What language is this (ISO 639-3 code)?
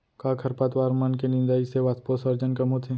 hne